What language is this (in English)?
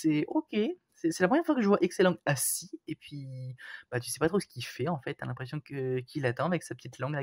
French